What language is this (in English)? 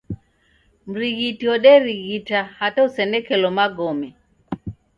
Taita